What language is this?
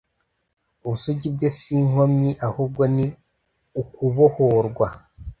Kinyarwanda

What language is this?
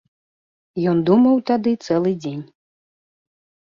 Belarusian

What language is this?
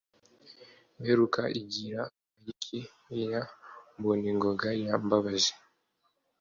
Kinyarwanda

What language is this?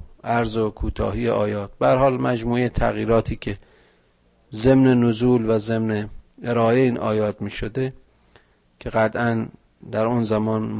Persian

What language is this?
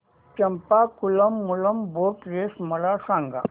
Marathi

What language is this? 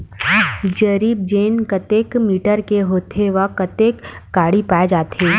Chhattisgarhi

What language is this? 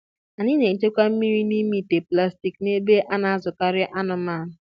Igbo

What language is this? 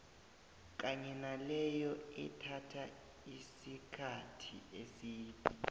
South Ndebele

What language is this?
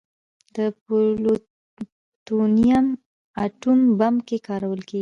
Pashto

